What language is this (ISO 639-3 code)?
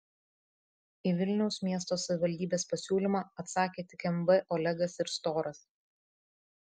lit